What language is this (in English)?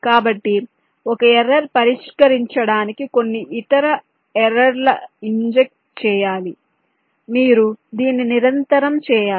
Telugu